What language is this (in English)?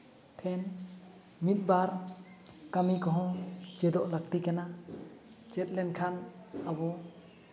Santali